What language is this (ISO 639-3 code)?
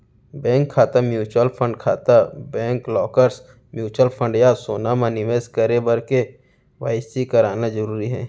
hne